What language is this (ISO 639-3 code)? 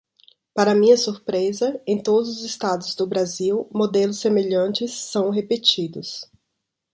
por